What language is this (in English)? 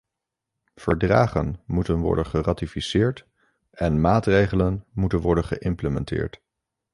Dutch